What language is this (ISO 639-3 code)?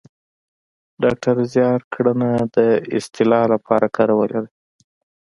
pus